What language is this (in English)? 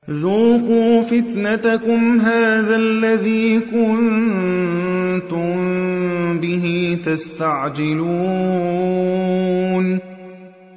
Arabic